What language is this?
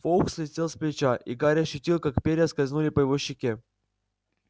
Russian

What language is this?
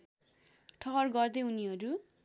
Nepali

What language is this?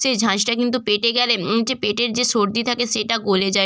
Bangla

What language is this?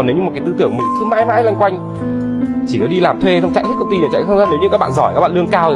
Vietnamese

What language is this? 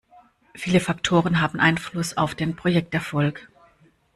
German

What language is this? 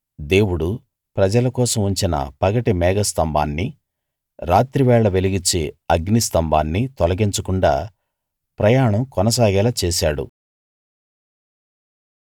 Telugu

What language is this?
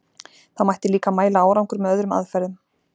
Icelandic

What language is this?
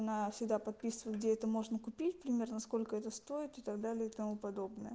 Russian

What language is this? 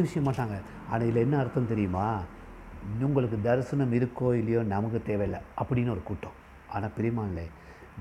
Tamil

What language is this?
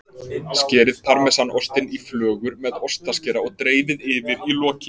Icelandic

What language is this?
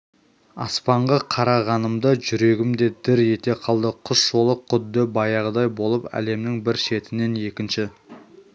Kazakh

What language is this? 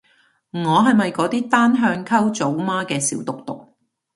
Cantonese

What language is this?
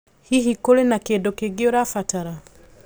Kikuyu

